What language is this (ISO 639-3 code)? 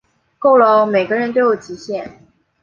zho